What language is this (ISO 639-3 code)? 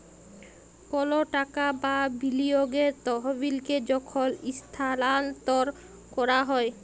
ben